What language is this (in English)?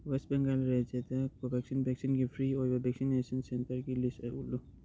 Manipuri